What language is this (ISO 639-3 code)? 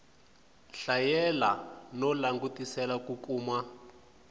tso